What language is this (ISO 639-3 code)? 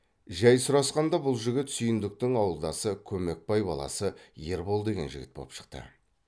kaz